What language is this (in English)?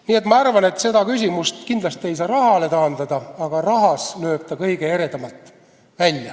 Estonian